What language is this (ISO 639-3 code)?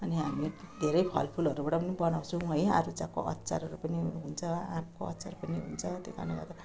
nep